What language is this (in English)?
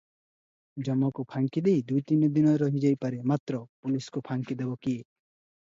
Odia